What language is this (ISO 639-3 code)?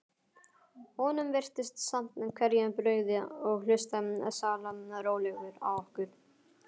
isl